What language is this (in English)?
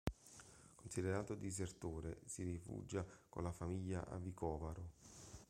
Italian